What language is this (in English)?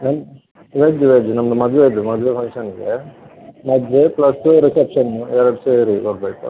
Kannada